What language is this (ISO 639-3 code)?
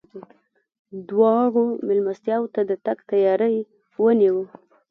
pus